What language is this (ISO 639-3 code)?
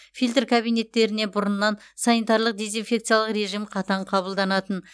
kaz